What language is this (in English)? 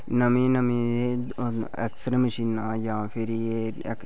Dogri